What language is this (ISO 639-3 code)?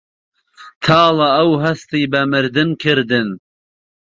ckb